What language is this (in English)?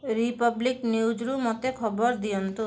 Odia